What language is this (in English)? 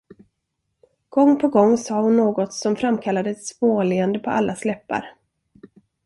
Swedish